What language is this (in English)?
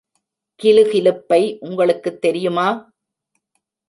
Tamil